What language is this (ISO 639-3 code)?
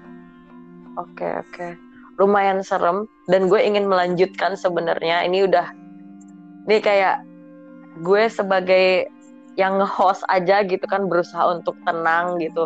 ind